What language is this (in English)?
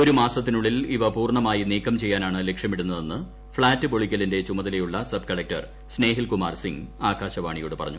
Malayalam